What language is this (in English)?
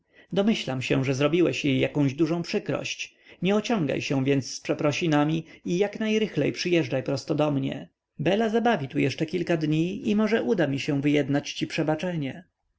Polish